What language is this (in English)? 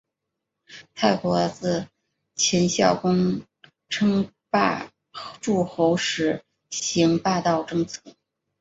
Chinese